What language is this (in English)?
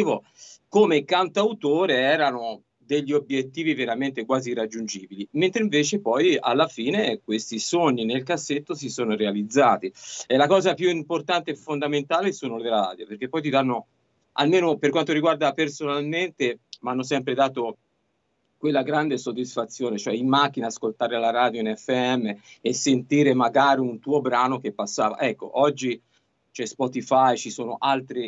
Italian